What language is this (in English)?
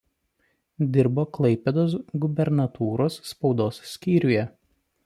Lithuanian